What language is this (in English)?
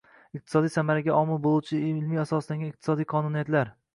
Uzbek